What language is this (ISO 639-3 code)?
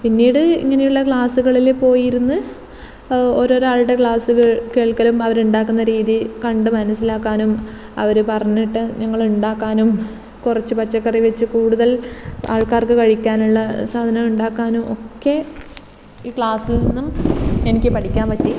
mal